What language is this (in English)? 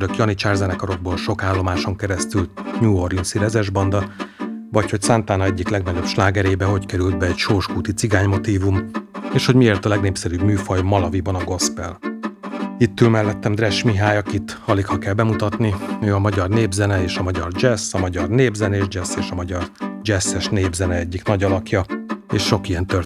Hungarian